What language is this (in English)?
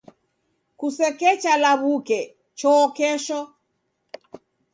Taita